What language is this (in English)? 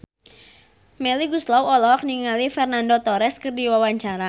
Sundanese